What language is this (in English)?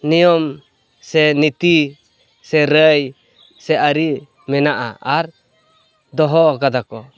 Santali